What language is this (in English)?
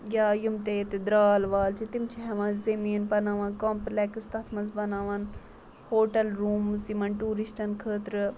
Kashmiri